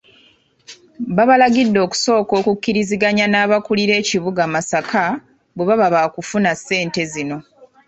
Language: Ganda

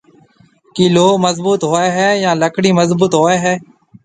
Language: Marwari (Pakistan)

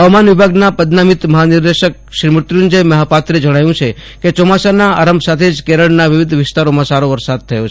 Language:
Gujarati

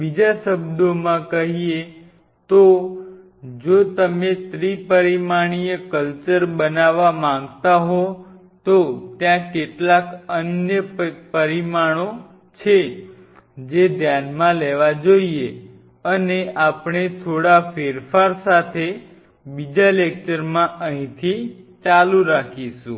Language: Gujarati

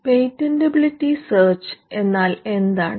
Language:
Malayalam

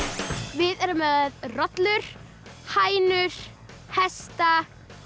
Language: Icelandic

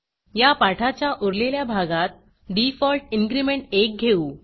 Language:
Marathi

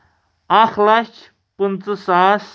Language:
Kashmiri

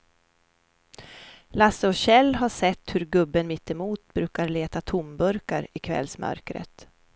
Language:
Swedish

